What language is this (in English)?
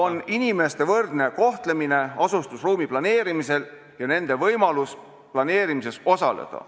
Estonian